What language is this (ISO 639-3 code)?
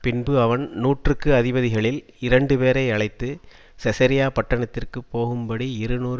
tam